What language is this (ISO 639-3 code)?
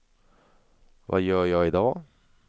swe